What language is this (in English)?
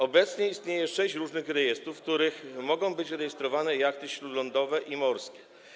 Polish